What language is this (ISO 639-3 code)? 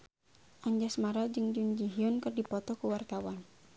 sun